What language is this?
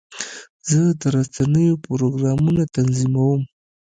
Pashto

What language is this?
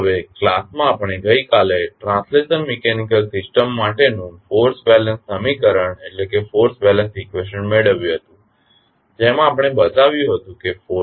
Gujarati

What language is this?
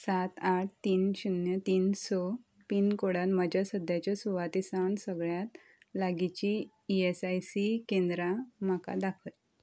Konkani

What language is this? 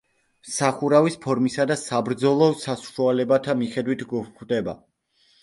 Georgian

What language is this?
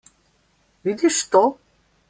Slovenian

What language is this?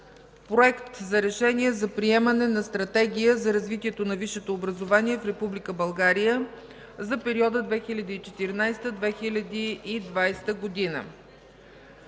Bulgarian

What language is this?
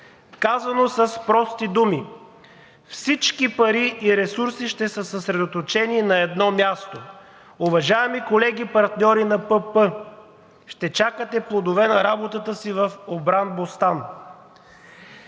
Bulgarian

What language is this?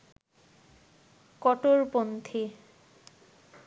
Bangla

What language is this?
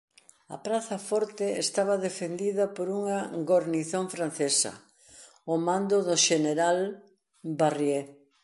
Galician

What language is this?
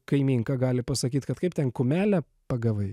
Lithuanian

